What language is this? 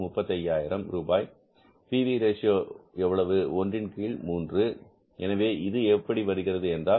Tamil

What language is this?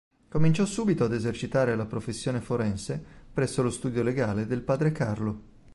Italian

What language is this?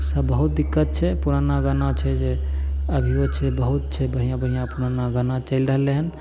Maithili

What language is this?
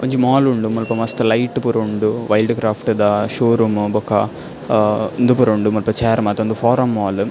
Tulu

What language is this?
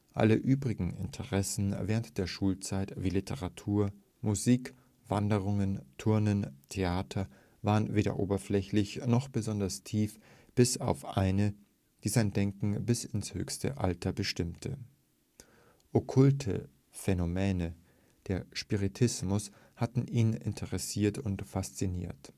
German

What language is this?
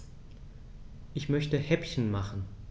German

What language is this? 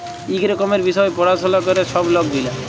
Bangla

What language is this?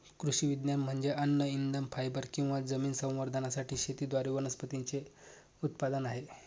Marathi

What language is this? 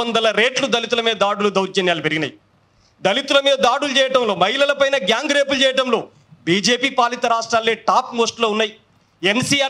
Telugu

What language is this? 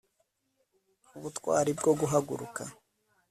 Kinyarwanda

